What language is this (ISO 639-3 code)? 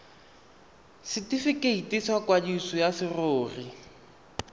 tsn